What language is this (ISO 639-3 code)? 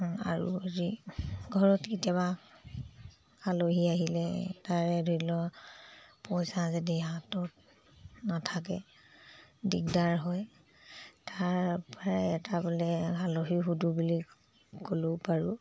asm